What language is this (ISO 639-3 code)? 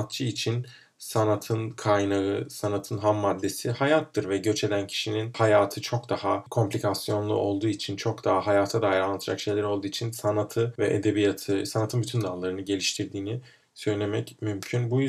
tur